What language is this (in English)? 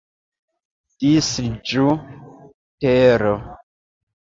Esperanto